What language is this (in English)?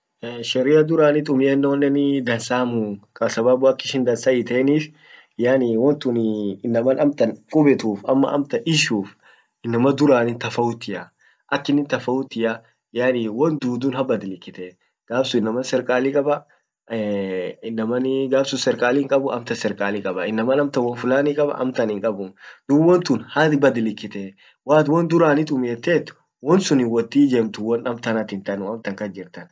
Orma